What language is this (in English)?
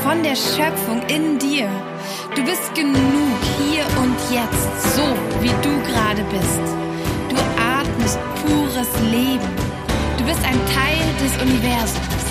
German